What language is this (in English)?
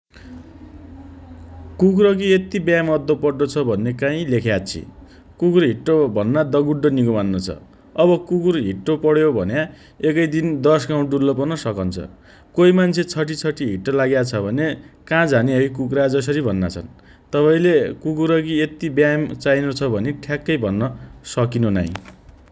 Dotyali